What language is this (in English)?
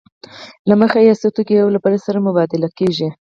Pashto